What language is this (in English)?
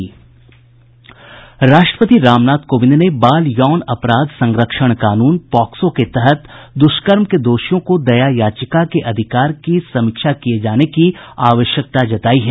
Hindi